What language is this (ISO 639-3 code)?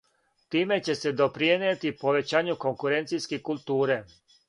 srp